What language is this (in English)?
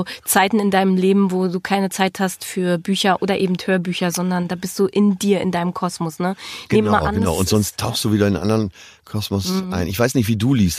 German